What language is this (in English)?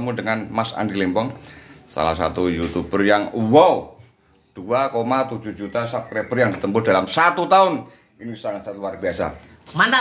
Indonesian